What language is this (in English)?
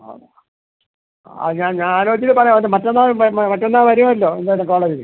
Malayalam